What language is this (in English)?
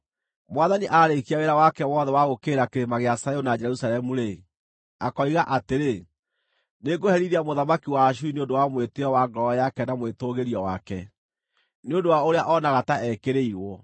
Kikuyu